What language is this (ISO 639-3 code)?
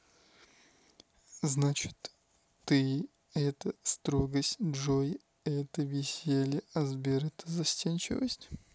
rus